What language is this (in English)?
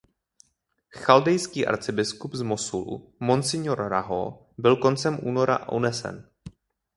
Czech